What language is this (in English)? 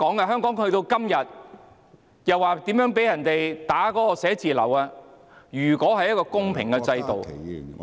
Cantonese